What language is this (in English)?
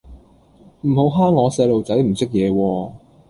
Cantonese